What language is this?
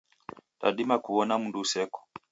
Taita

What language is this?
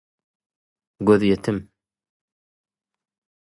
Turkmen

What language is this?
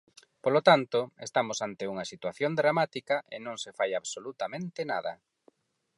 Galician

